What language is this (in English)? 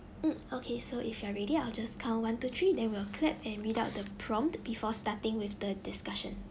English